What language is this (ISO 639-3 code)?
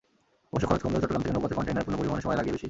ben